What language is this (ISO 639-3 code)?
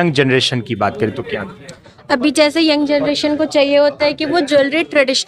hin